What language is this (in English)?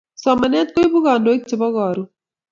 Kalenjin